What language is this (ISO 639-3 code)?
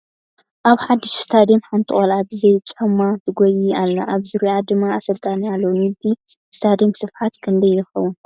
tir